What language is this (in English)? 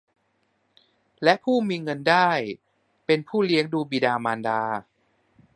Thai